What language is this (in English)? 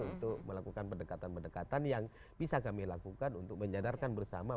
Indonesian